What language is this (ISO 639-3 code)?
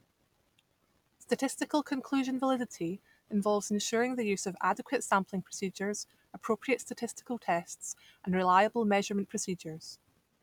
eng